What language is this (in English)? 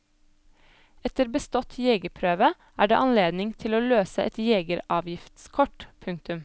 Norwegian